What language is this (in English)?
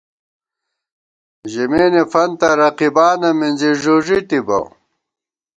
Gawar-Bati